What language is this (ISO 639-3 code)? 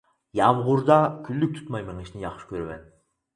uig